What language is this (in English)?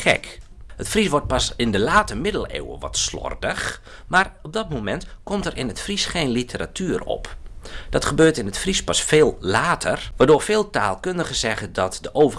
Dutch